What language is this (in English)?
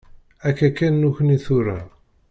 Kabyle